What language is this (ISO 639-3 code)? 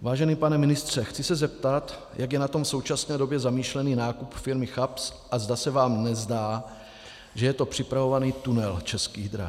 ces